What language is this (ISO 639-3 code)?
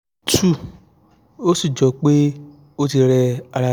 yor